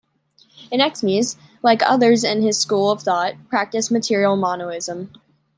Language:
English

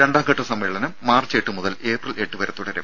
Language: Malayalam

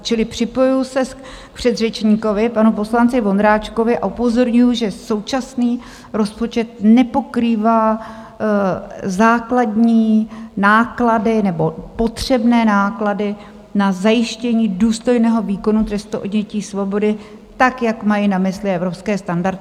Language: Czech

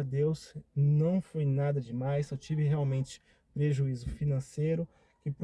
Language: Portuguese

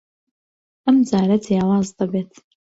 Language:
Central Kurdish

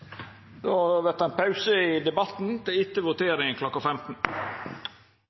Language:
Norwegian Nynorsk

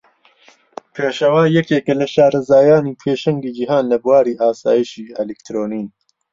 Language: Central Kurdish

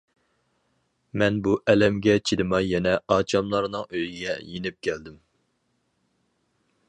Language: Uyghur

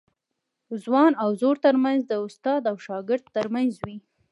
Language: Pashto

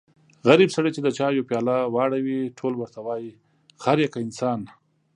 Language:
Pashto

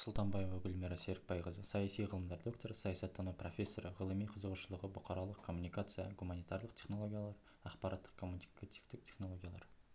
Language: Kazakh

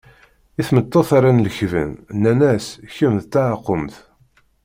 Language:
Kabyle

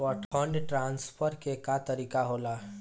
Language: Bhojpuri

